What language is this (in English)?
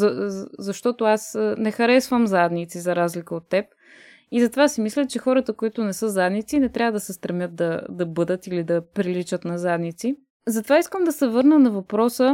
Bulgarian